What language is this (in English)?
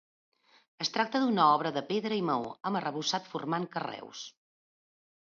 Catalan